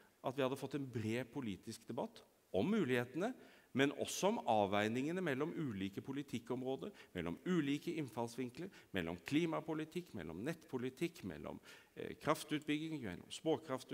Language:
Norwegian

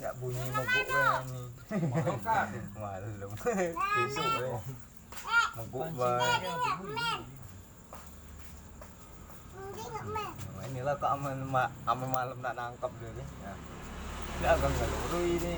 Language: Malay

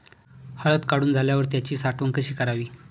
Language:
Marathi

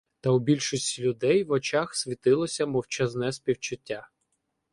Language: Ukrainian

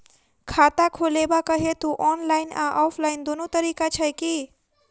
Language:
Maithili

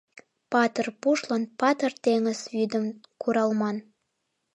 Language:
Mari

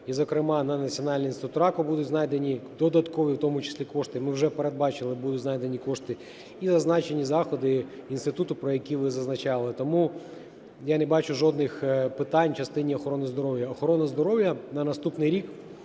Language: Ukrainian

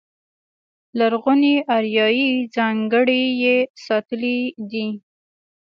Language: Pashto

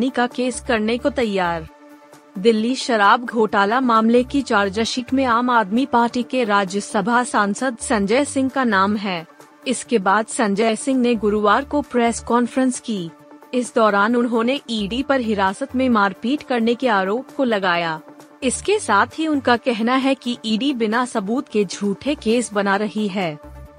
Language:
Hindi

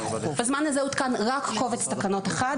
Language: Hebrew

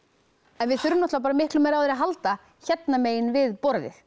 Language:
Icelandic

